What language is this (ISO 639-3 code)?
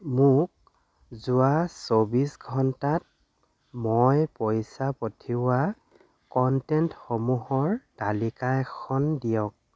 asm